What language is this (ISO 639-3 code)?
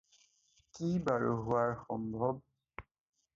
asm